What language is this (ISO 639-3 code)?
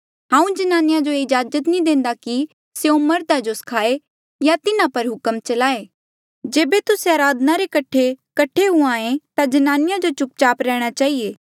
mjl